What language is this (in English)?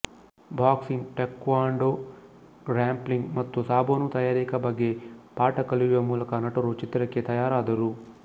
Kannada